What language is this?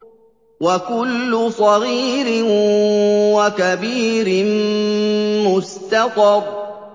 Arabic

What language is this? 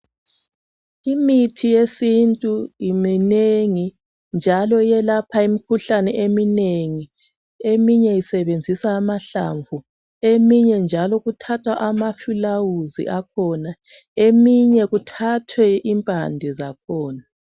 North Ndebele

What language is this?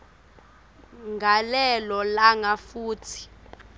Swati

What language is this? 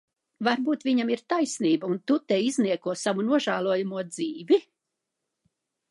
Latvian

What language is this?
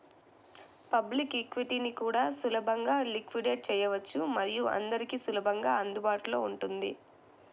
Telugu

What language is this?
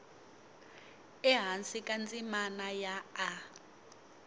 Tsonga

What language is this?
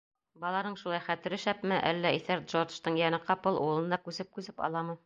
Bashkir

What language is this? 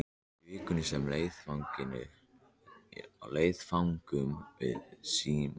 Icelandic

